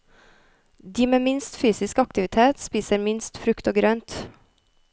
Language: Norwegian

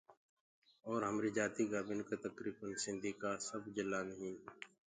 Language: Gurgula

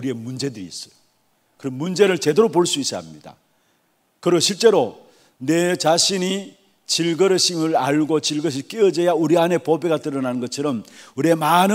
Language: Korean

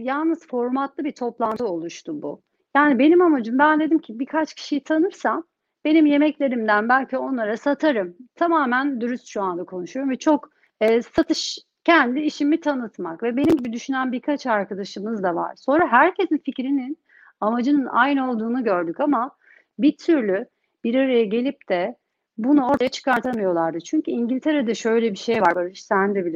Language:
Turkish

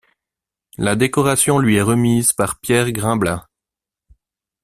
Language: French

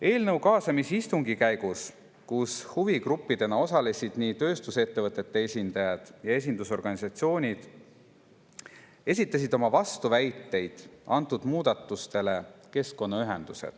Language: Estonian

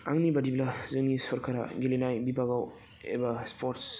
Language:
Bodo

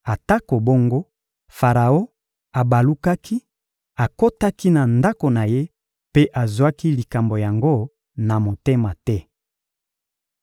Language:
Lingala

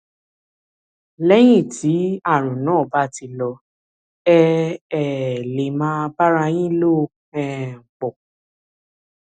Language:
Yoruba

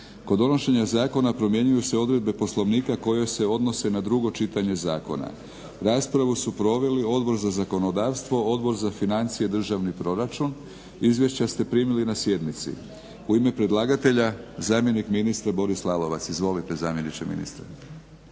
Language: Croatian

